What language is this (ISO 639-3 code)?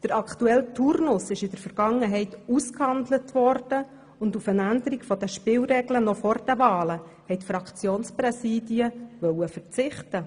gsw